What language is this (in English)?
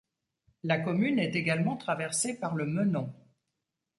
French